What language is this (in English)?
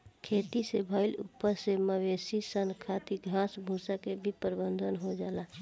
Bhojpuri